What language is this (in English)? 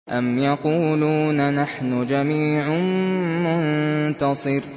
Arabic